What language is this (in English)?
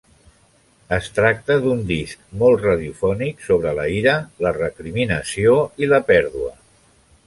Catalan